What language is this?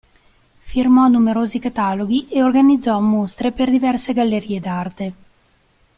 Italian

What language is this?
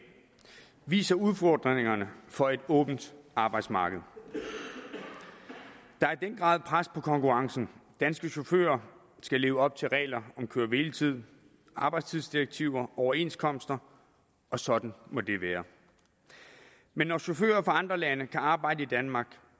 Danish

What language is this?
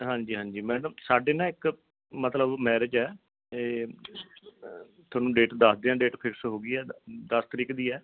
Punjabi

